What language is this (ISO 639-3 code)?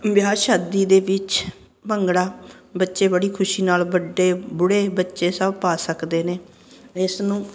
pan